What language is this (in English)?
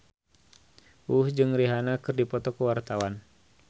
Sundanese